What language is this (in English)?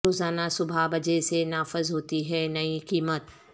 Urdu